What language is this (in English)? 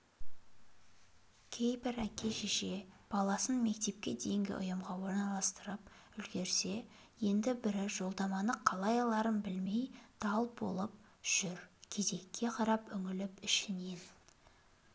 Kazakh